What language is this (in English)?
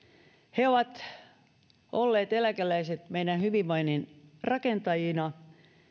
Finnish